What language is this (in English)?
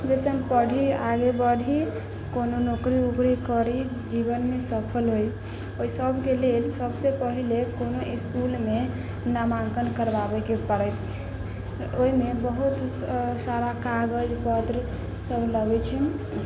Maithili